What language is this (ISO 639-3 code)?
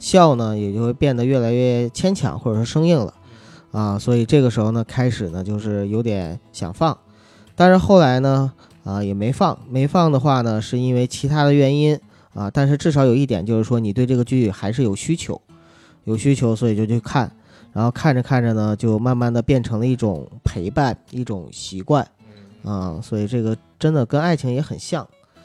zho